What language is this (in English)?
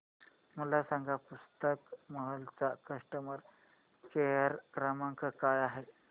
Marathi